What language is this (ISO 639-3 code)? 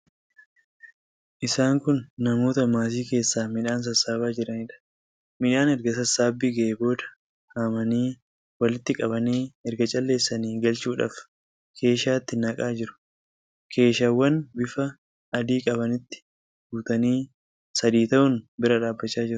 orm